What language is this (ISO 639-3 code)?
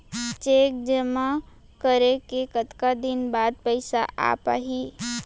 hne